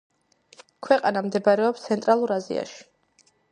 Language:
Georgian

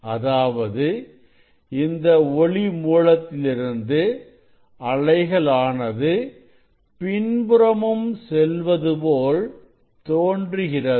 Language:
Tamil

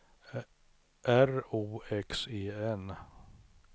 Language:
Swedish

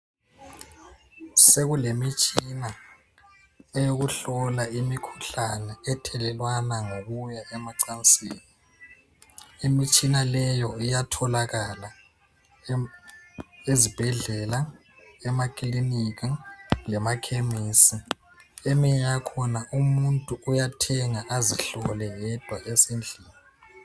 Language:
North Ndebele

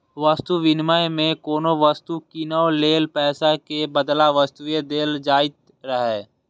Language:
Maithili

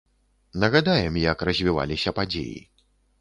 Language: Belarusian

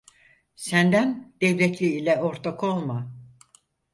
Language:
Turkish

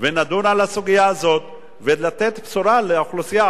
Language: Hebrew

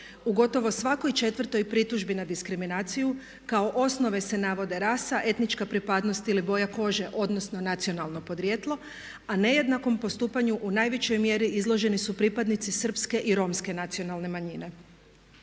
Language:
Croatian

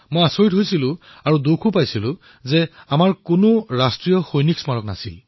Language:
Assamese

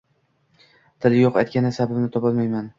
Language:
Uzbek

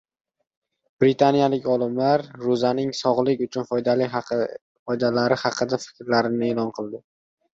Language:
Uzbek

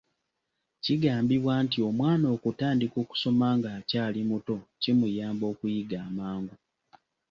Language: Ganda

